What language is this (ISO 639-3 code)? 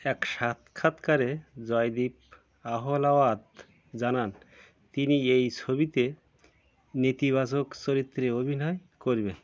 ben